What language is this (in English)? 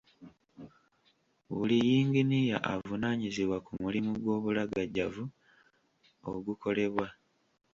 Ganda